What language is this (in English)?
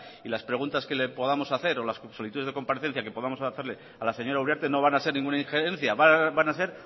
Spanish